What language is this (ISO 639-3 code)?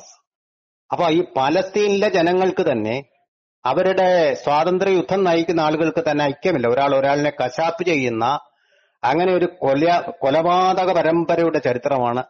mal